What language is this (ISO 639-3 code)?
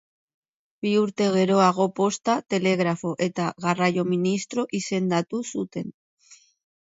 eus